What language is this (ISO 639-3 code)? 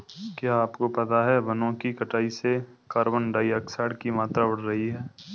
hin